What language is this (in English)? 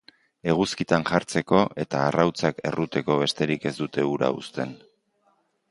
Basque